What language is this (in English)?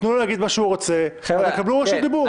Hebrew